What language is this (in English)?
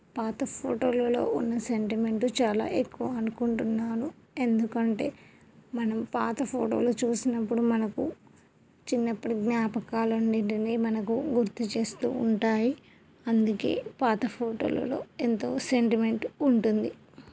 Telugu